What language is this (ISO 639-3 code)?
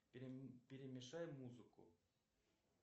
rus